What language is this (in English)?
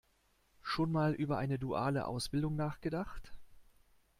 German